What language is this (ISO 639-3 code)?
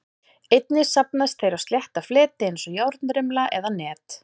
isl